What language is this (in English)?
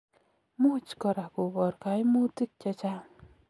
Kalenjin